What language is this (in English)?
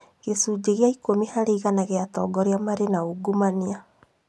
Kikuyu